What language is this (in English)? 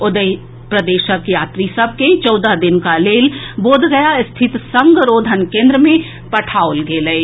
Maithili